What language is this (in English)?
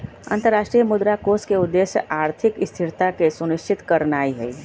Magahi